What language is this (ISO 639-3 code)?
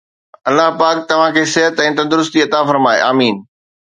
snd